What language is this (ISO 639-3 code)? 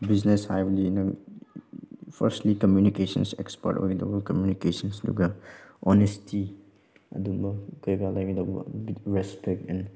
mni